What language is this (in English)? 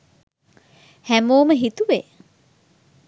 Sinhala